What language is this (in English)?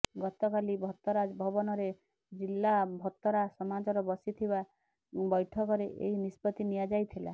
Odia